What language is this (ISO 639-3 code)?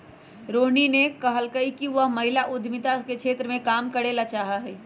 mag